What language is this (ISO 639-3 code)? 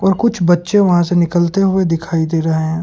hin